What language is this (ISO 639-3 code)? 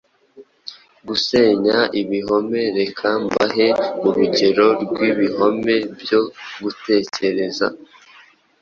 kin